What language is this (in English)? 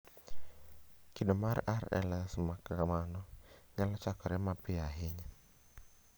Luo (Kenya and Tanzania)